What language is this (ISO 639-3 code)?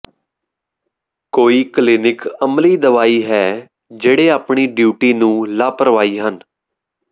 pan